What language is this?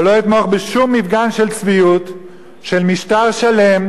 Hebrew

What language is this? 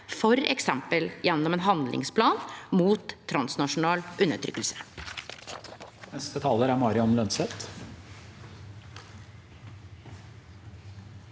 Norwegian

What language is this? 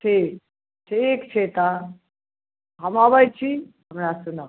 Maithili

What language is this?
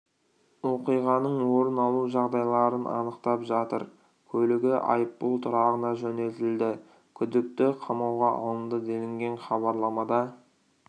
Kazakh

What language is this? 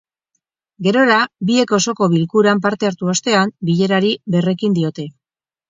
Basque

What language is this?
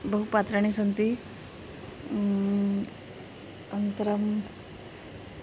Sanskrit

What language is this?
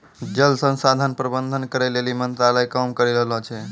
Maithili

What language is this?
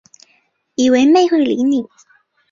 Chinese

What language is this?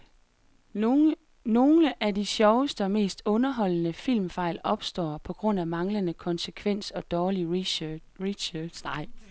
Danish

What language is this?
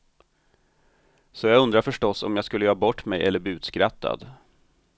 Swedish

